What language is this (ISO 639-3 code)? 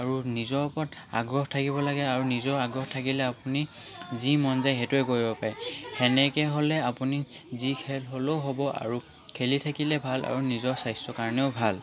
asm